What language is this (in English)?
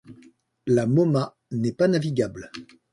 French